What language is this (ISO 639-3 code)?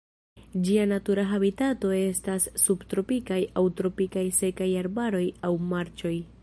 epo